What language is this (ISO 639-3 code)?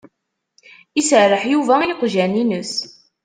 kab